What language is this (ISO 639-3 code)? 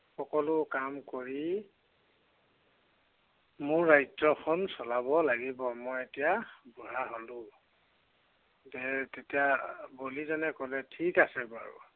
asm